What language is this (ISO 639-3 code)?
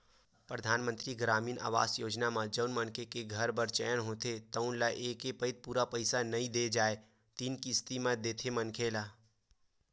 hne